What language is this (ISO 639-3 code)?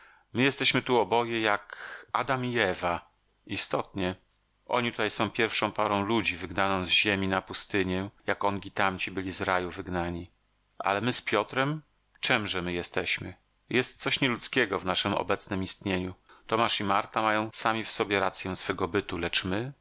pol